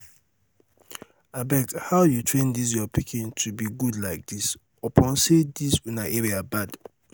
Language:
Nigerian Pidgin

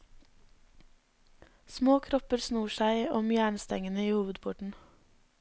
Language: Norwegian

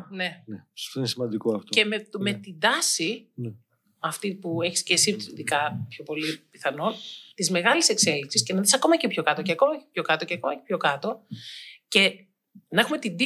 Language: Greek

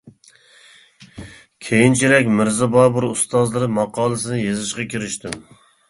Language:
Uyghur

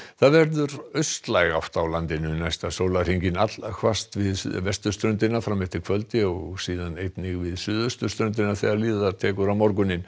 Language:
Icelandic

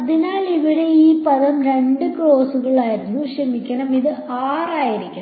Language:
Malayalam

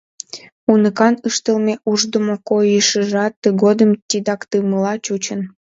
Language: Mari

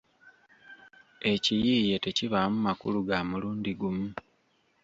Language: Ganda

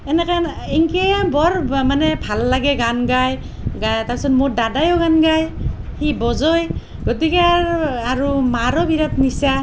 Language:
Assamese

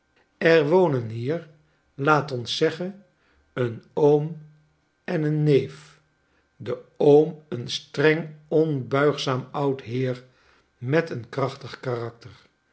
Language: Dutch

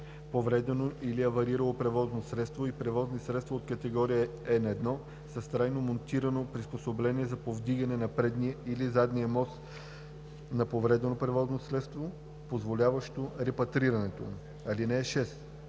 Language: Bulgarian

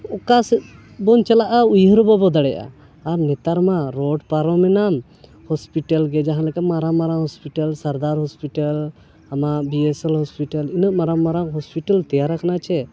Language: Santali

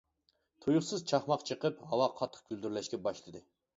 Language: Uyghur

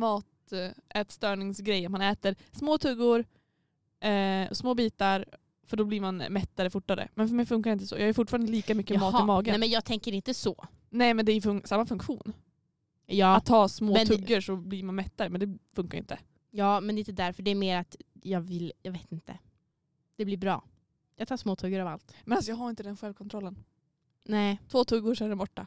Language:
Swedish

